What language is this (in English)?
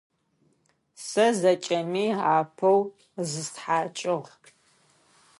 Adyghe